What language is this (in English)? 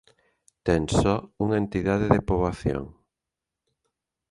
Galician